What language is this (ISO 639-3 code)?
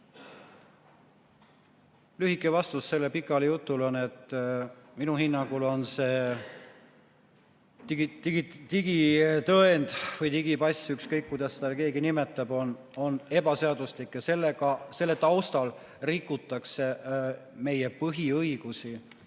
est